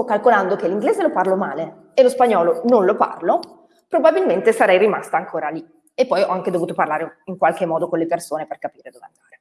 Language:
Italian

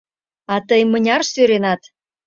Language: Mari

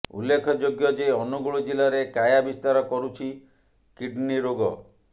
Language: Odia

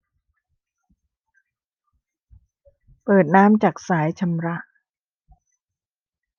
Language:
Thai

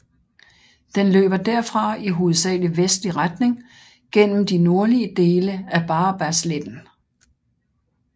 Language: Danish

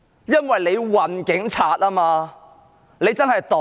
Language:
Cantonese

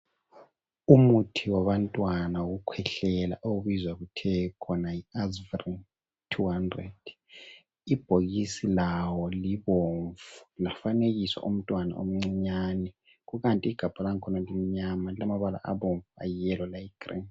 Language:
North Ndebele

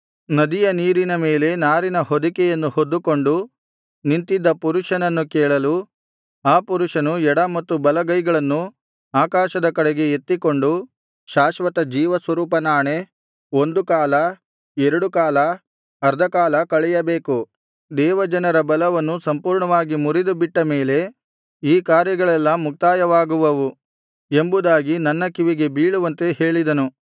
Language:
Kannada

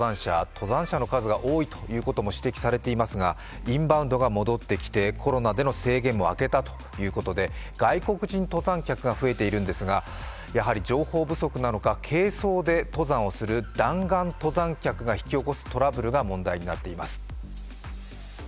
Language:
Japanese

